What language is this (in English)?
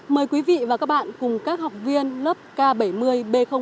Vietnamese